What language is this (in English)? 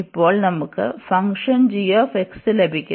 Malayalam